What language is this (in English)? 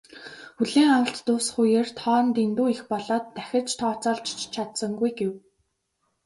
Mongolian